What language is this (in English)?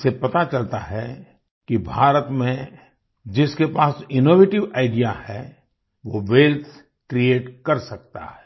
Hindi